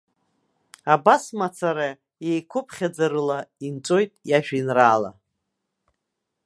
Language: Abkhazian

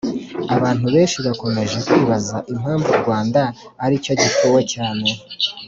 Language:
Kinyarwanda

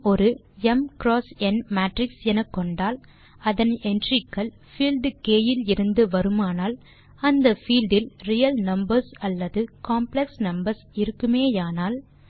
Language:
Tamil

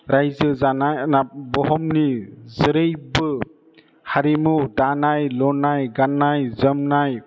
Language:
Bodo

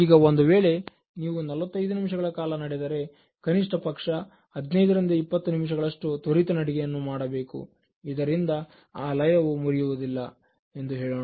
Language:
Kannada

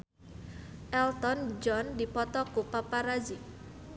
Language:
Sundanese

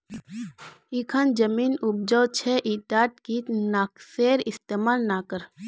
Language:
Magahi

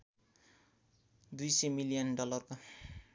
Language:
Nepali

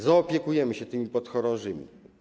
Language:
Polish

